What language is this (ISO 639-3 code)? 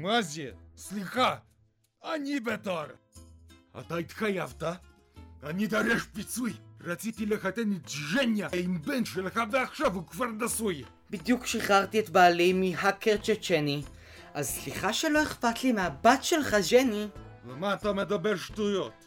heb